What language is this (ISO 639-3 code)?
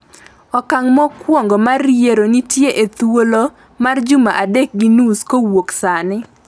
luo